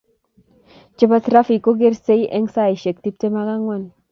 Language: Kalenjin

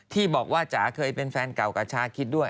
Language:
Thai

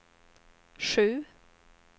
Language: Swedish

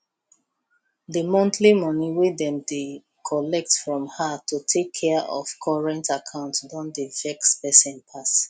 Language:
Nigerian Pidgin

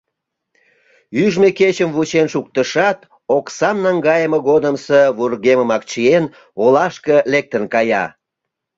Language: Mari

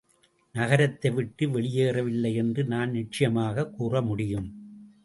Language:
Tamil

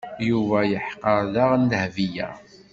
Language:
Kabyle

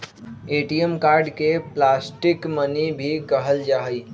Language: Magahi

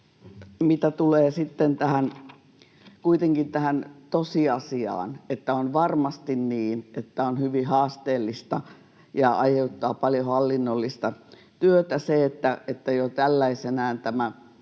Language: Finnish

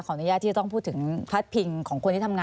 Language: Thai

